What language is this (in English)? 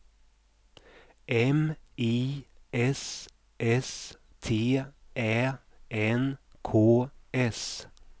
Swedish